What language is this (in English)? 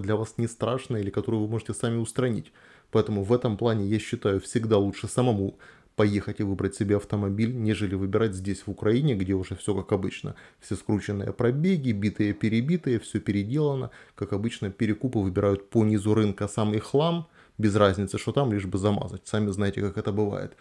Russian